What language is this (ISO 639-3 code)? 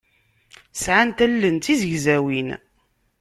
kab